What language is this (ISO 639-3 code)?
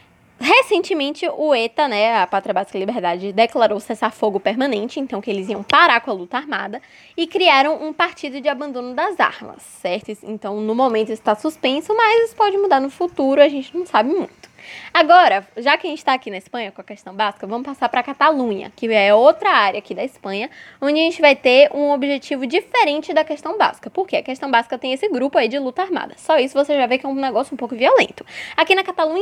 por